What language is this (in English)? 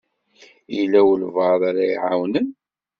Kabyle